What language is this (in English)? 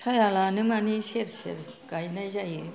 Bodo